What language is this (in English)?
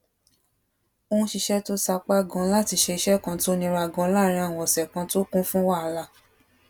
Yoruba